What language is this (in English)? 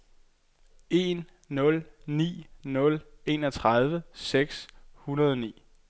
Danish